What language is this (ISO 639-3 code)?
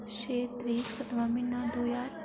doi